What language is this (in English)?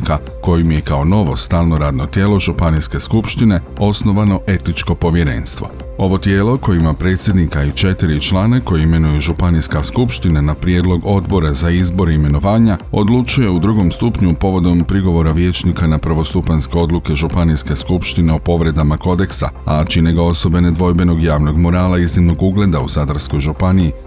Croatian